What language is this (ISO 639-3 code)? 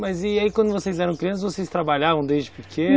por